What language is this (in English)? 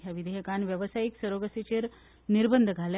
Konkani